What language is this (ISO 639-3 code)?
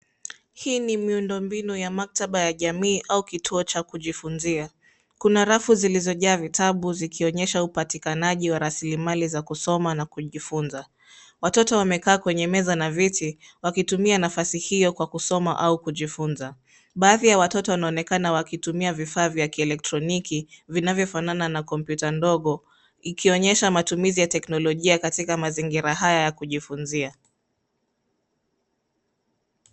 swa